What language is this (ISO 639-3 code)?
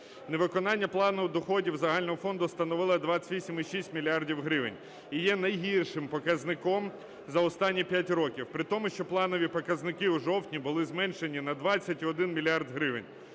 ukr